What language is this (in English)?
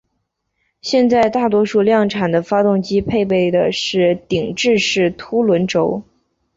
Chinese